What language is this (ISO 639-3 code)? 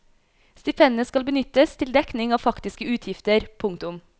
nor